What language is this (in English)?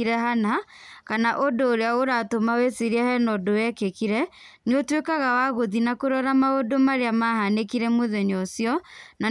Kikuyu